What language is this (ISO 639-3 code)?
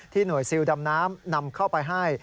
tha